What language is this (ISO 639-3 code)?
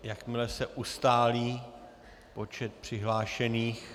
ces